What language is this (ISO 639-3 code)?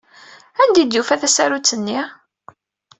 kab